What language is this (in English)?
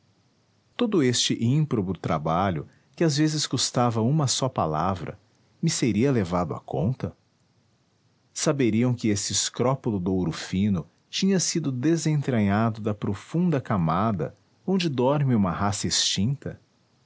Portuguese